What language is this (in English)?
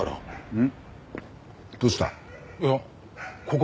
Japanese